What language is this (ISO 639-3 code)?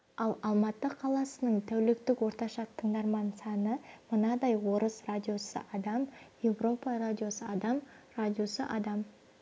kaz